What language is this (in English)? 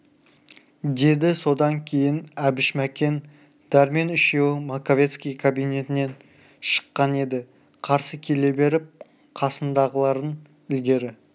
Kazakh